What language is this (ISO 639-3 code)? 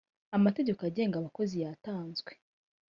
kin